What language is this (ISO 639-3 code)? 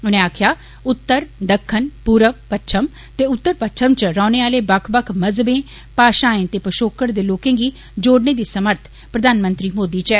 doi